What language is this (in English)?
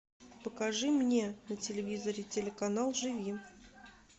Russian